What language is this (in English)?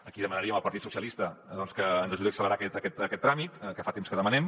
Catalan